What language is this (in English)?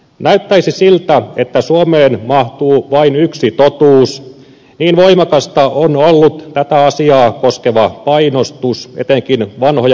Finnish